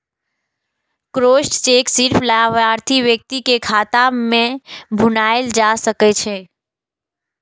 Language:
Maithili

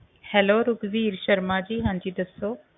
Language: Punjabi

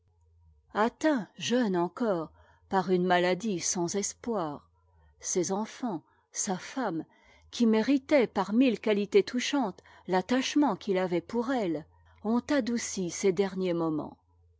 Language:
French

